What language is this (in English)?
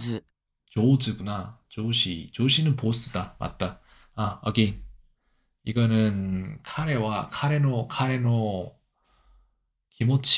Korean